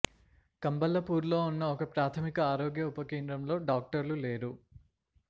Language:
Telugu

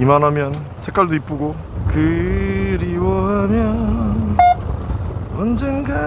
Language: Korean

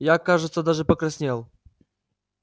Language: Russian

